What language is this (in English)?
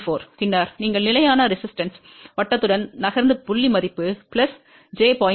Tamil